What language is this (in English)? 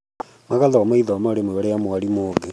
Kikuyu